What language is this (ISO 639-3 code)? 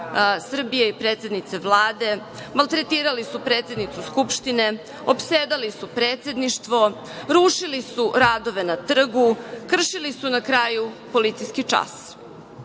srp